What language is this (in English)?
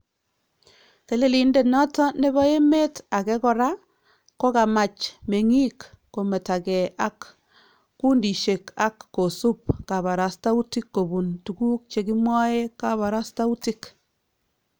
Kalenjin